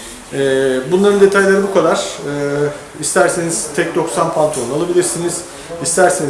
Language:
Turkish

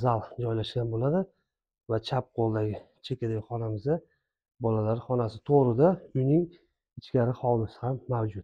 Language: Turkish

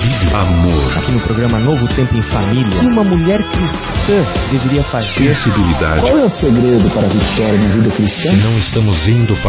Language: Portuguese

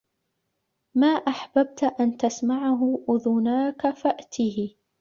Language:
Arabic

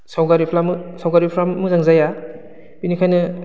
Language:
Bodo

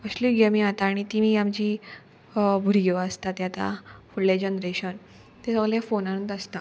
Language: Konkani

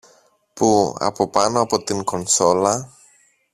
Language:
Greek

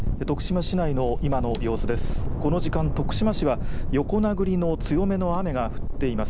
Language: Japanese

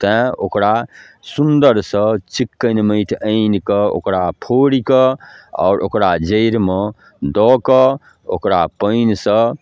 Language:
Maithili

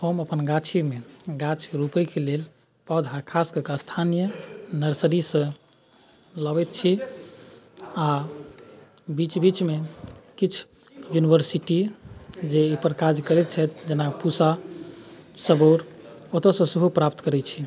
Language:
Maithili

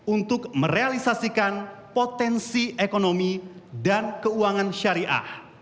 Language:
Indonesian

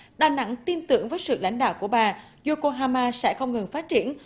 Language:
Vietnamese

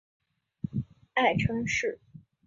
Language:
Chinese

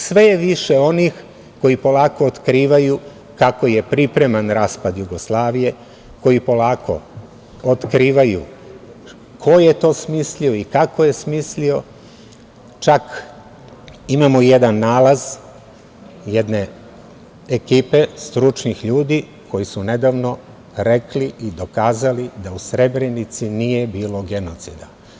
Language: Serbian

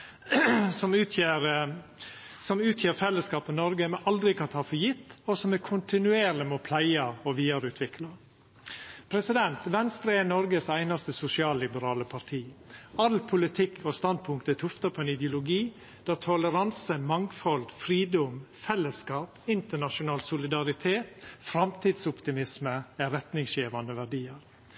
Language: Norwegian Nynorsk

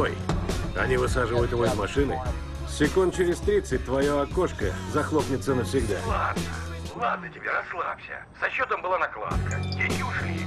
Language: Russian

